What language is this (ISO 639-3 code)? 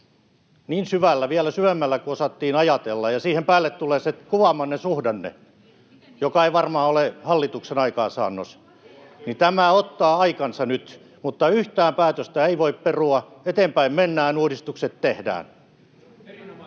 fin